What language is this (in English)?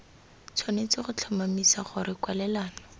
Tswana